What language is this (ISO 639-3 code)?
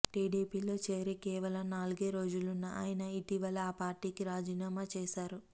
tel